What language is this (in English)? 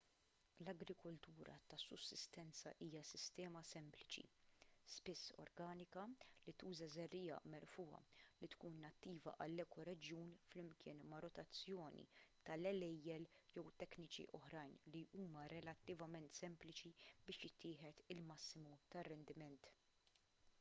Maltese